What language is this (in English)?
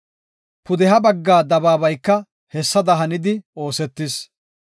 Gofa